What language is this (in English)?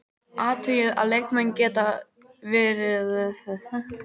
Icelandic